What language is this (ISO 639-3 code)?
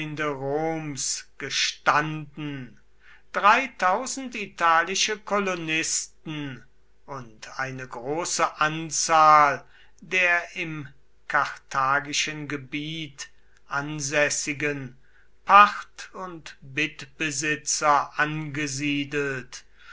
deu